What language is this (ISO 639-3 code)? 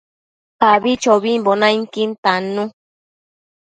mcf